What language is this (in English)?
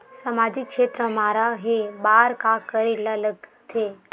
Chhattisgarhi